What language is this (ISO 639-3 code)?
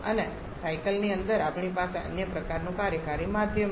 guj